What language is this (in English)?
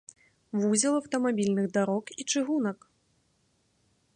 Belarusian